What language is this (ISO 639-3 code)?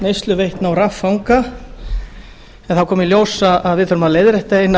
isl